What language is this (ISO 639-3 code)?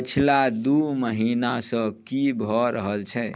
mai